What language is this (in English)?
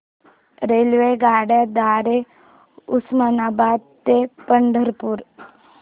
Marathi